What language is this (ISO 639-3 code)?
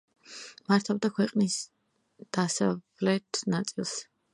kat